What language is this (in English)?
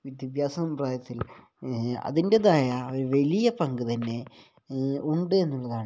Malayalam